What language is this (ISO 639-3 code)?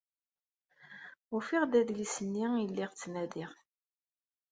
kab